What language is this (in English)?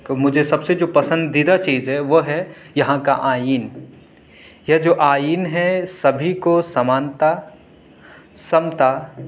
Urdu